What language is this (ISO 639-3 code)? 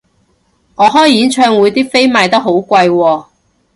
yue